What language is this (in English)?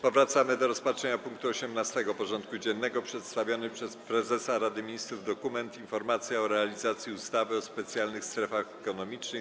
Polish